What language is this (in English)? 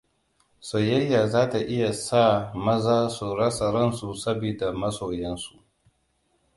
Hausa